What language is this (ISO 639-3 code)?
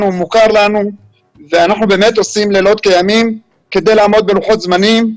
heb